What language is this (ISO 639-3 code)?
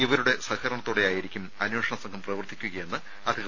mal